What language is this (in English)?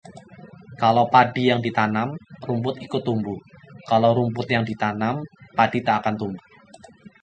Indonesian